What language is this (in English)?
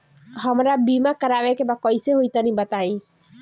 Bhojpuri